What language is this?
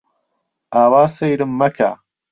Central Kurdish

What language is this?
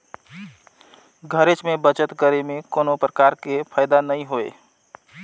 Chhattisgarhi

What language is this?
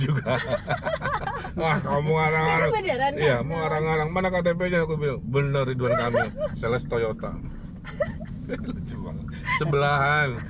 Indonesian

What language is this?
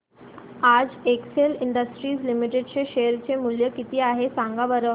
Marathi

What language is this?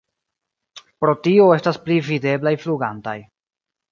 Esperanto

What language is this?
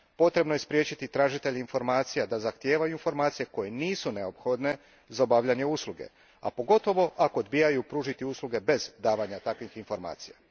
Croatian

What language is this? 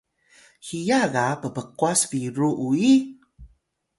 Atayal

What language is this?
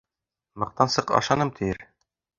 Bashkir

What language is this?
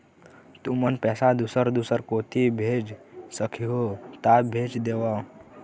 Chhattisgarhi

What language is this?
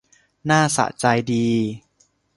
Thai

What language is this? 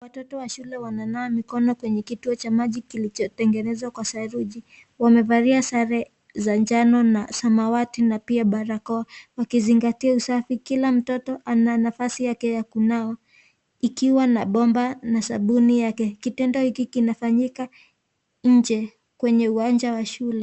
Swahili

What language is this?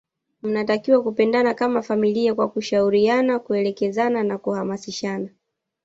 Swahili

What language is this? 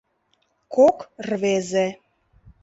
Mari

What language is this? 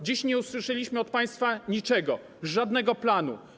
Polish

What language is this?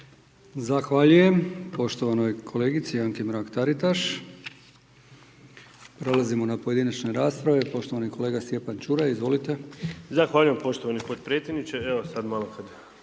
Croatian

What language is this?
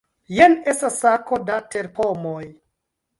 Esperanto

